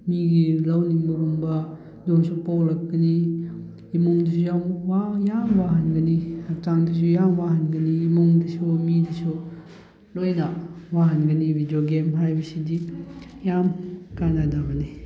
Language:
Manipuri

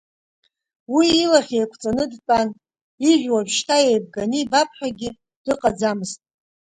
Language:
Abkhazian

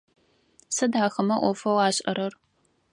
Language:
Adyghe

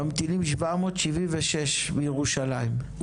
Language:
Hebrew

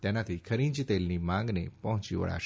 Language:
Gujarati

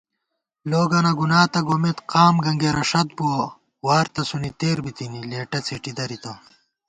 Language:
Gawar-Bati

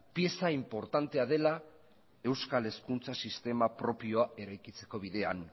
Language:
Basque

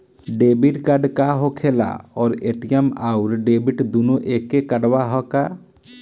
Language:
Bhojpuri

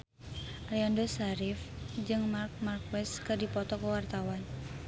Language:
Sundanese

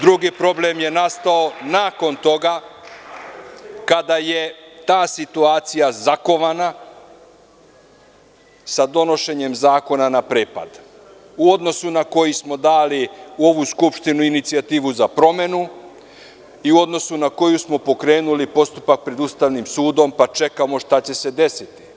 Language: Serbian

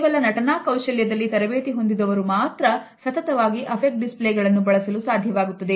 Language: Kannada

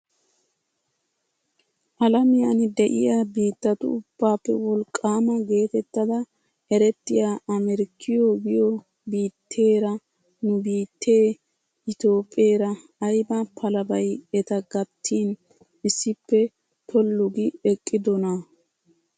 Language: Wolaytta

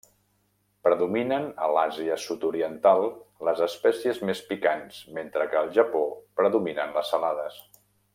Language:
Catalan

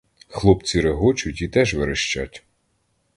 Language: Ukrainian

